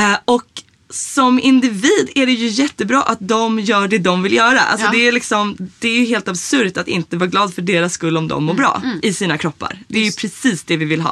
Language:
Swedish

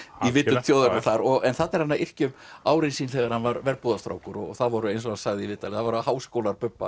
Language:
Icelandic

